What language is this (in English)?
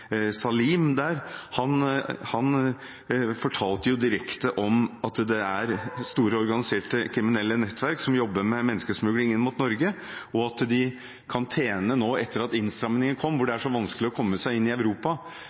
Norwegian Bokmål